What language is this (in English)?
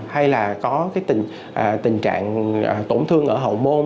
Vietnamese